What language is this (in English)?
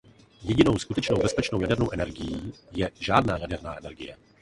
Czech